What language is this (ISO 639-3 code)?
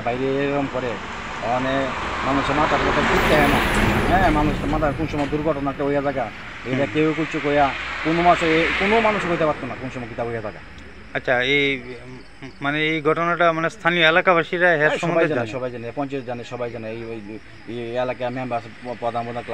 ron